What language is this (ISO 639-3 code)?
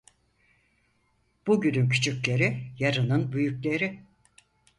tur